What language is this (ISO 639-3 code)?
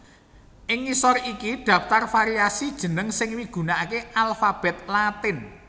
jav